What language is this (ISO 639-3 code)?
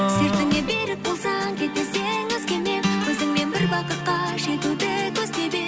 kaz